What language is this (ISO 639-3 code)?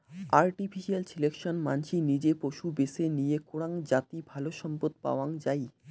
ben